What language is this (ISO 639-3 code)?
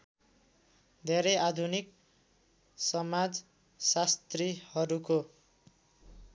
nep